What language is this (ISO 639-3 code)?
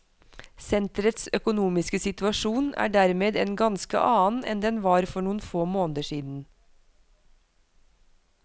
nor